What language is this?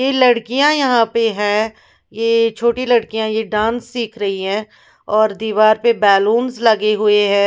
Hindi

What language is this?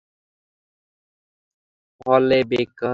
Bangla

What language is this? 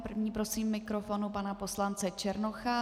Czech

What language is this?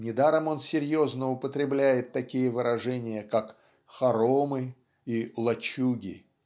Russian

